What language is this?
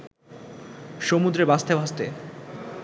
Bangla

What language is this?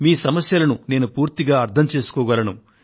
Telugu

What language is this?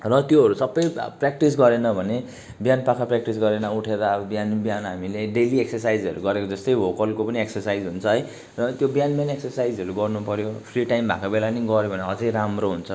Nepali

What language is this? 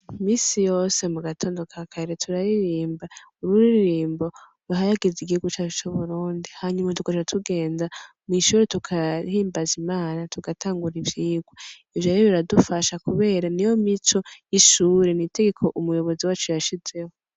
Rundi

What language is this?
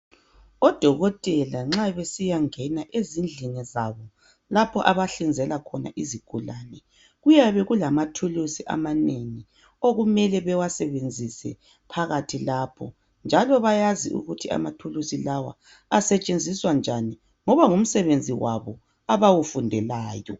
North Ndebele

